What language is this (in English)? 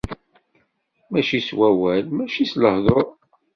Kabyle